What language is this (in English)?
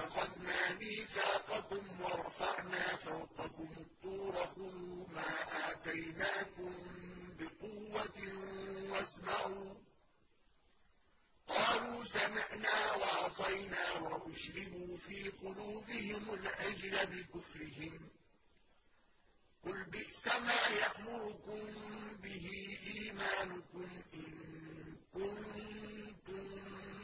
Arabic